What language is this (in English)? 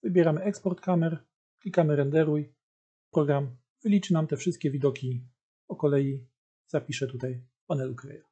Polish